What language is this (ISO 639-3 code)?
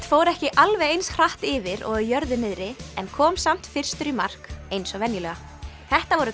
isl